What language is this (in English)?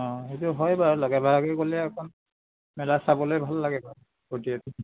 Assamese